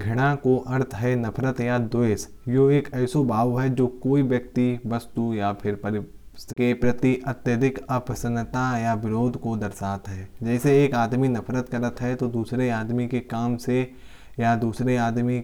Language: Kanauji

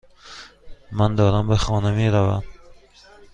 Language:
Persian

